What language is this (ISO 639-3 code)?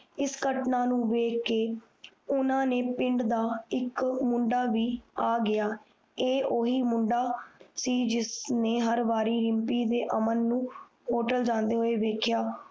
pan